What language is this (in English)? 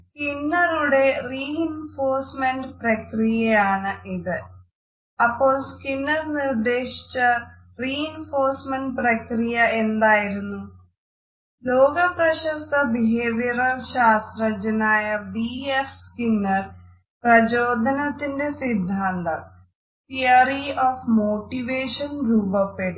Malayalam